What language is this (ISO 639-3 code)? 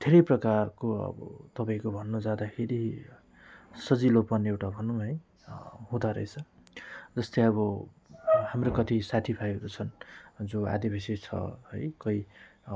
nep